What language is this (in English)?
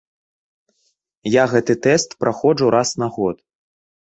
Belarusian